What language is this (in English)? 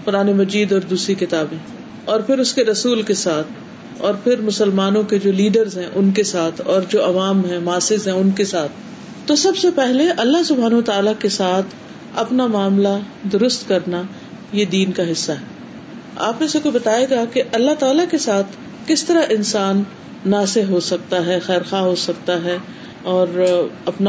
Urdu